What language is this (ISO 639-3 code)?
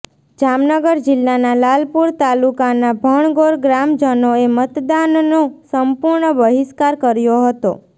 guj